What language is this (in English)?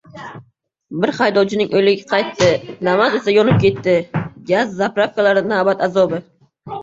Uzbek